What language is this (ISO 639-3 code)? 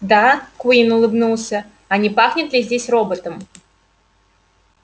rus